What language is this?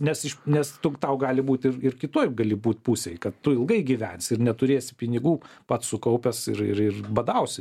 Lithuanian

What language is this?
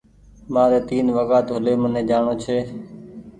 Goaria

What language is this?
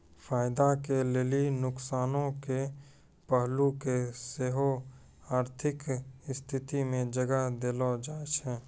Maithili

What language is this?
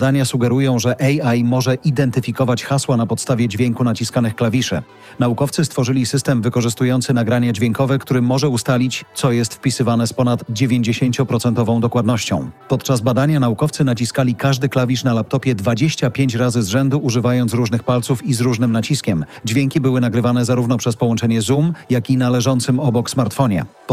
Polish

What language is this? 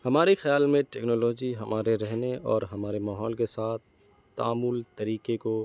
Urdu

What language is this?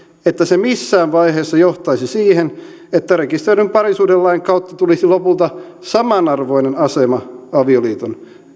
Finnish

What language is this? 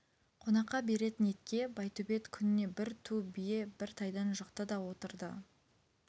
Kazakh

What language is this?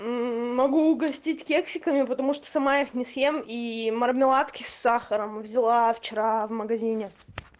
Russian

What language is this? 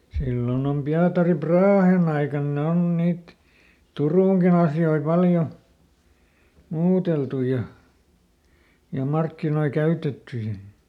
Finnish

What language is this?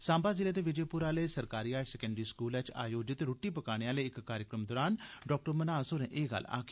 Dogri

